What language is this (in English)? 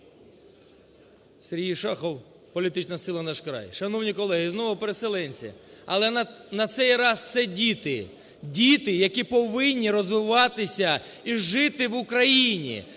Ukrainian